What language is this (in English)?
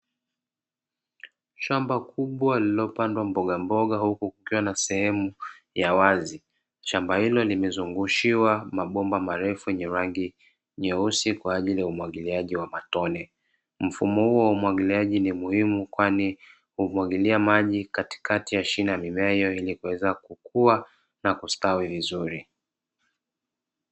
Swahili